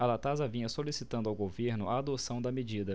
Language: Portuguese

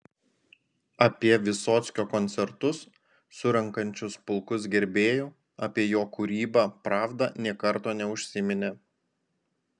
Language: Lithuanian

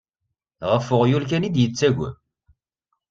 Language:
Kabyle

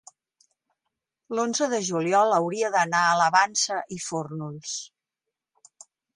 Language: Catalan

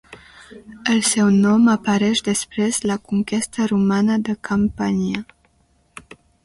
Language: Catalan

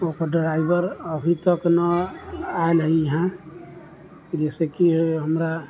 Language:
Maithili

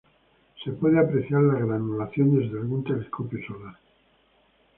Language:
Spanish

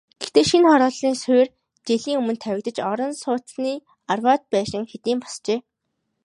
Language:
Mongolian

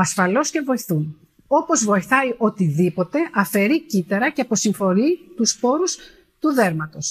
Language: Greek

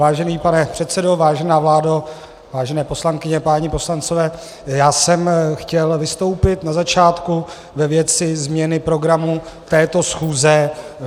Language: Czech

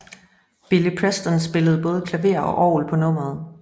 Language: Danish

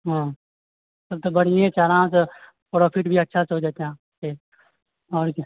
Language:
Maithili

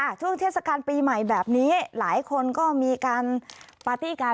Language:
Thai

